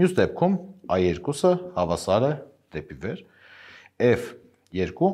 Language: Turkish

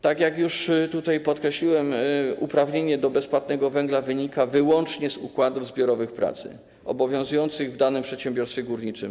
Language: Polish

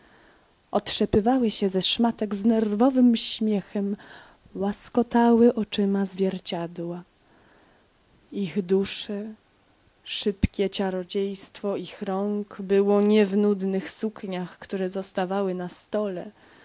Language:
Polish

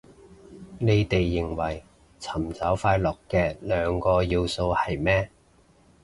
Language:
Cantonese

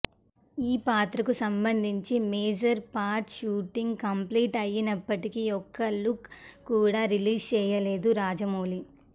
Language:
Telugu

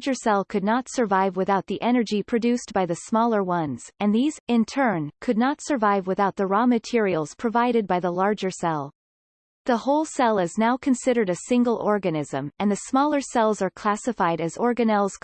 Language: English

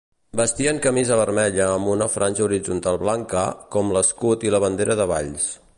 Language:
Catalan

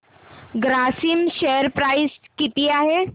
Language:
Marathi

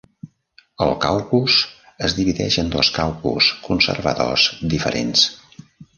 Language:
Catalan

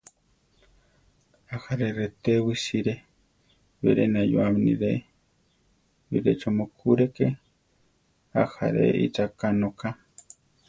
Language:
Central Tarahumara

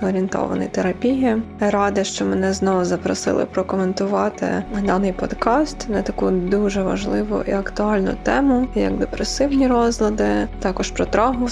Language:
Ukrainian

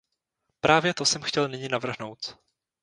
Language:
Czech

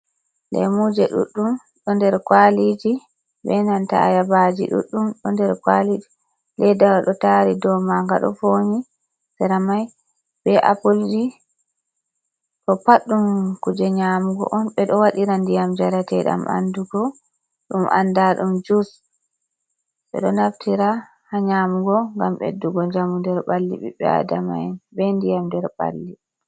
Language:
Fula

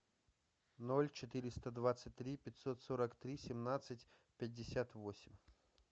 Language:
Russian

